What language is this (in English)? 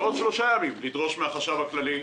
Hebrew